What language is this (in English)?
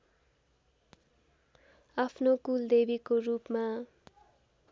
Nepali